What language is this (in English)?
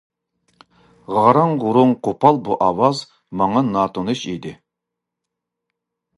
Uyghur